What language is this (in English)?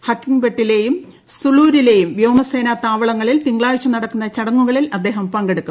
Malayalam